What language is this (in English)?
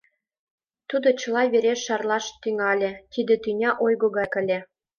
Mari